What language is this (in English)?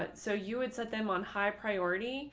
English